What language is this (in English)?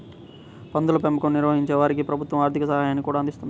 Telugu